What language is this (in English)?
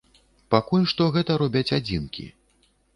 Belarusian